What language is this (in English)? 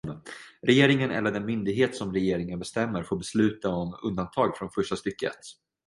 Swedish